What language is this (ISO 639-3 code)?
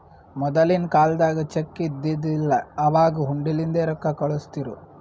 kan